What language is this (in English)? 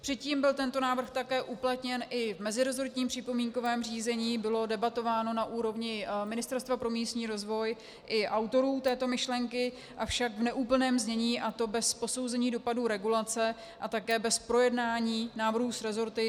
Czech